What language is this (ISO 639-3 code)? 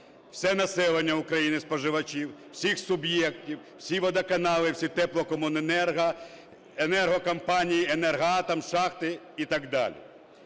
ukr